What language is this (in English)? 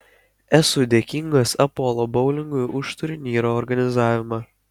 Lithuanian